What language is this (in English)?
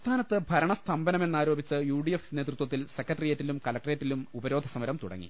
Malayalam